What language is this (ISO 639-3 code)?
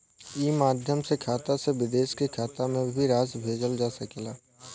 bho